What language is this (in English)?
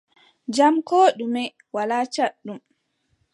Adamawa Fulfulde